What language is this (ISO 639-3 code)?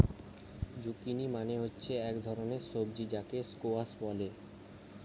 ben